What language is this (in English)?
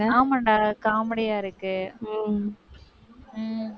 Tamil